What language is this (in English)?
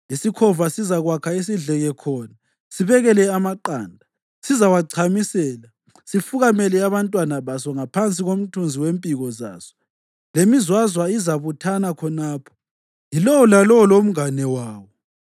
North Ndebele